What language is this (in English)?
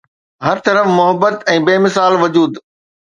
Sindhi